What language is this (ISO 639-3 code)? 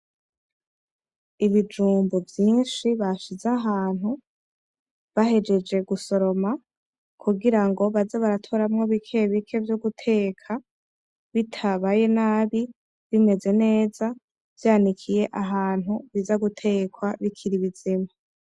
run